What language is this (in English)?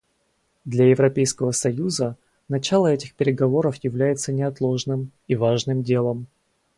Russian